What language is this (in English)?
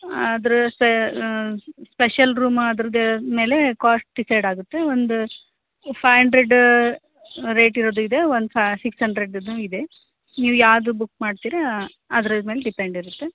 Kannada